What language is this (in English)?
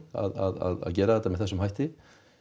Icelandic